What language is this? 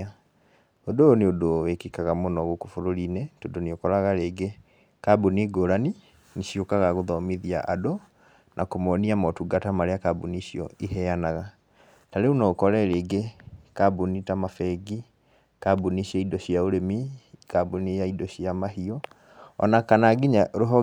Kikuyu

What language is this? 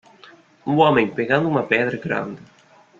Portuguese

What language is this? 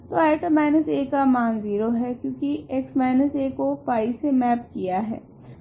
Hindi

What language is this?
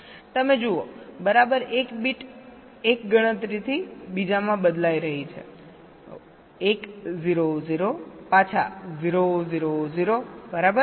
Gujarati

